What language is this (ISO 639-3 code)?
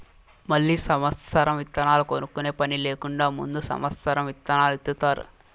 tel